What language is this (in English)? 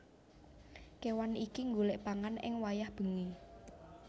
Javanese